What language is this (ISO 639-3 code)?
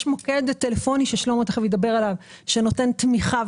heb